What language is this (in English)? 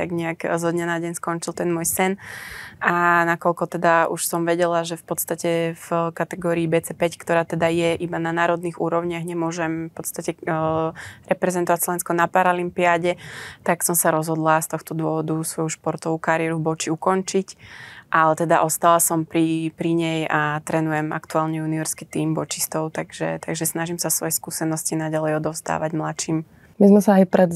Slovak